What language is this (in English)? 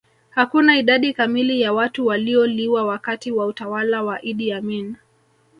Swahili